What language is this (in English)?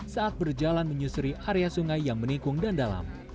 Indonesian